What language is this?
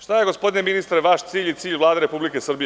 Serbian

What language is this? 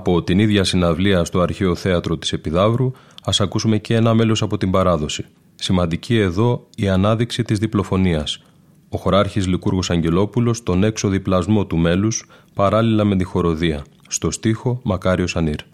Greek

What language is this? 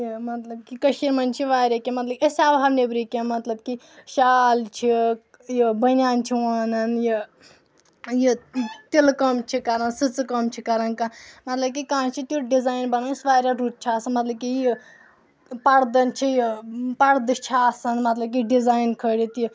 Kashmiri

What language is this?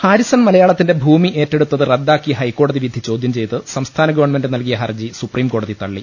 Malayalam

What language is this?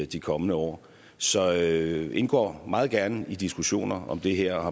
Danish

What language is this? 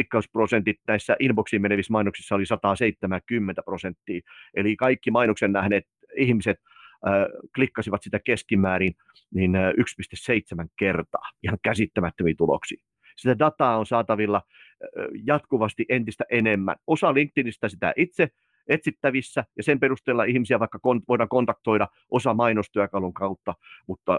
Finnish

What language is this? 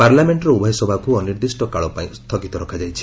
Odia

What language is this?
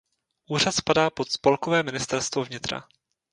Czech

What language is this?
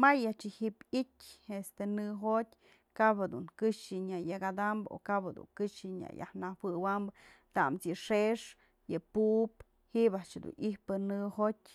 Mazatlán Mixe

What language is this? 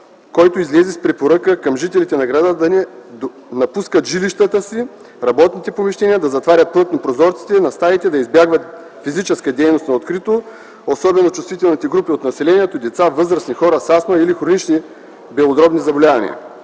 Bulgarian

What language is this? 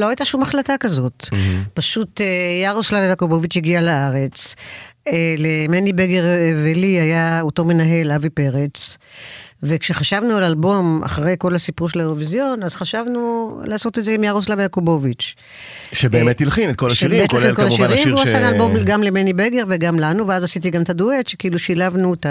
Hebrew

